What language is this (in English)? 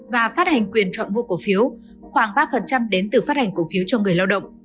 Vietnamese